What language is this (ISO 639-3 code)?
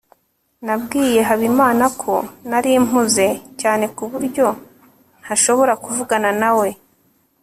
kin